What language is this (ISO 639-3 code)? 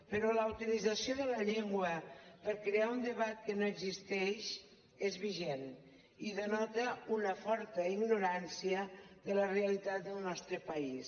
cat